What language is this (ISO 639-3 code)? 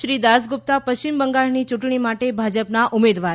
guj